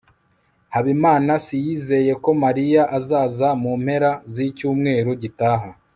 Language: Kinyarwanda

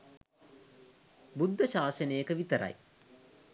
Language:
Sinhala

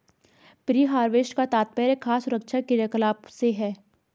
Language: Hindi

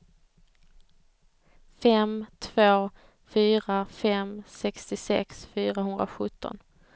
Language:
Swedish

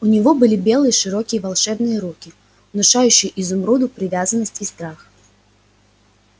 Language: Russian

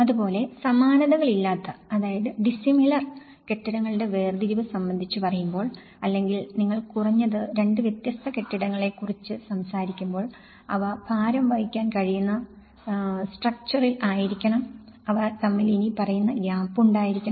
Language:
Malayalam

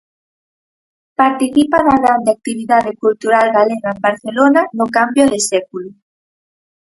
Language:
Galician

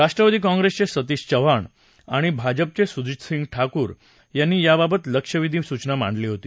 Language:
Marathi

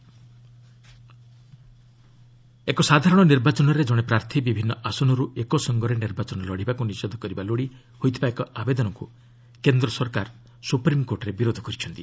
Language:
Odia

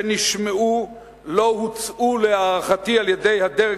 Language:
Hebrew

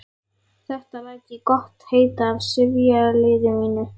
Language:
Icelandic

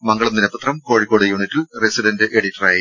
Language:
Malayalam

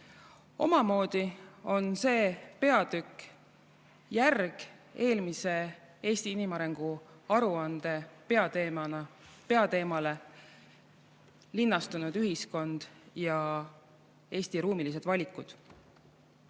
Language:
Estonian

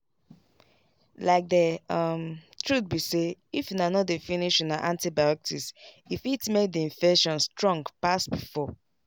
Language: Nigerian Pidgin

